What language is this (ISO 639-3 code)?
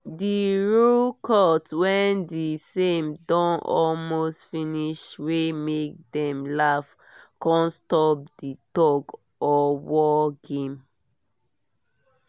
pcm